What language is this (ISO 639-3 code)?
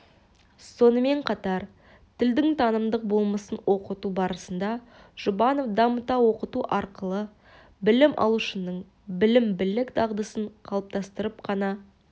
kaz